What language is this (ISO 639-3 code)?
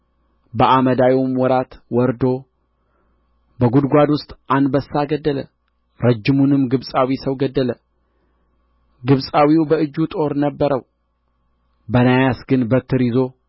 amh